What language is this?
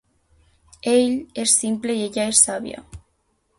Catalan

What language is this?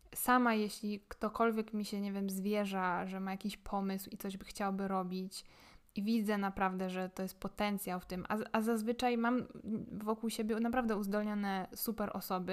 Polish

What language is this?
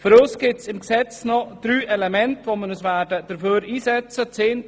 Swiss German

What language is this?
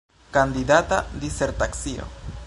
Esperanto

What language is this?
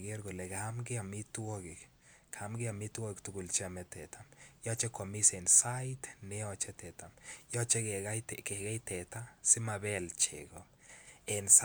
Kalenjin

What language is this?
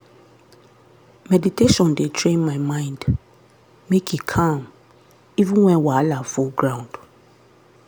Nigerian Pidgin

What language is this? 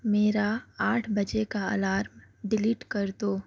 Urdu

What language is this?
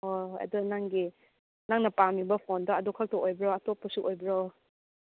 Manipuri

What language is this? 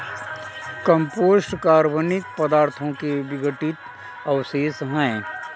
Hindi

